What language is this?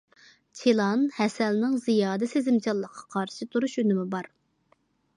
Uyghur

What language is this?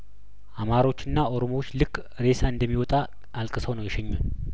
Amharic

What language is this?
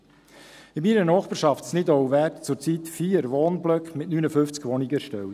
Swiss German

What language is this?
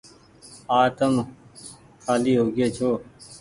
Goaria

